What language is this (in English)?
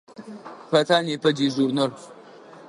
Adyghe